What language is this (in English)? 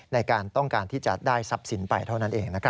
Thai